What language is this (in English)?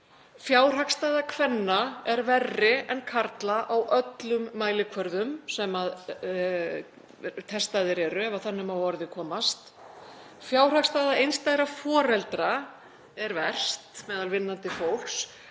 Icelandic